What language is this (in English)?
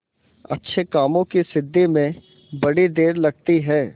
Hindi